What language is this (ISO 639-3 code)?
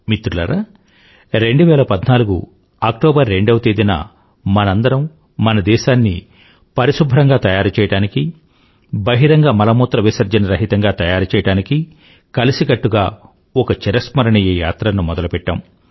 tel